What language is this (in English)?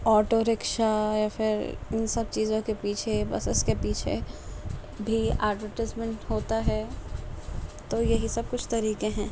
Urdu